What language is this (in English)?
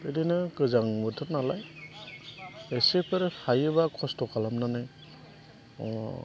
Bodo